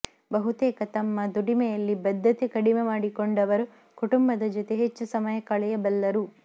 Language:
Kannada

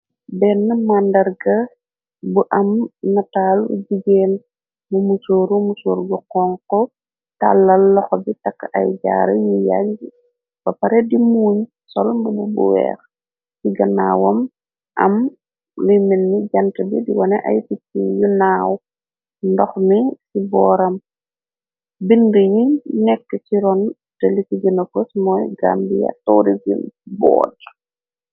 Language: Wolof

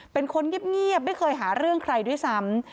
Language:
Thai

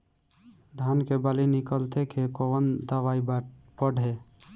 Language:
Bhojpuri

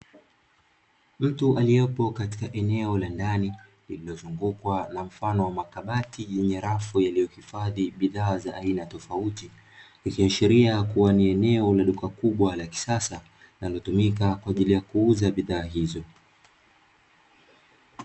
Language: Swahili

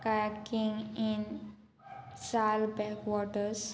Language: Konkani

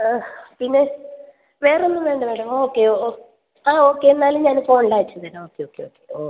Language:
Malayalam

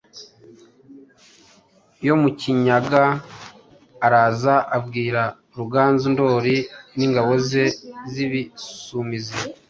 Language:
Kinyarwanda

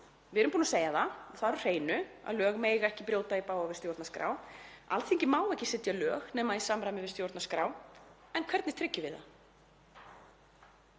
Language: Icelandic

